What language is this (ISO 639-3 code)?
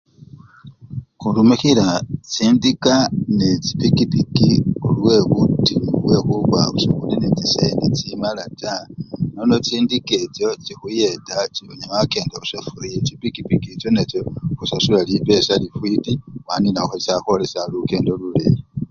luy